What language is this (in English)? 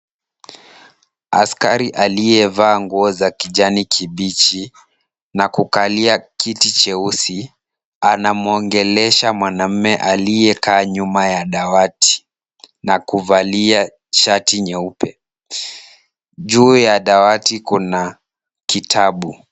Swahili